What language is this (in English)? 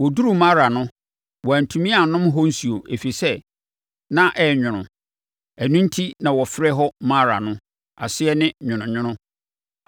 Akan